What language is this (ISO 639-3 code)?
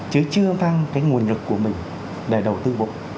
vie